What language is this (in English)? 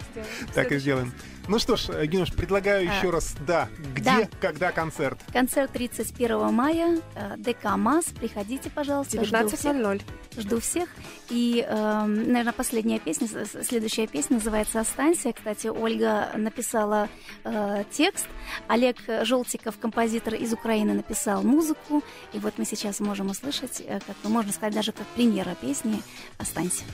Russian